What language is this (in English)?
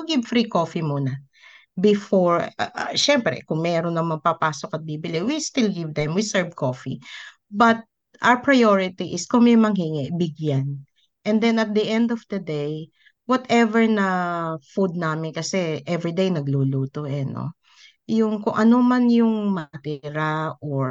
Filipino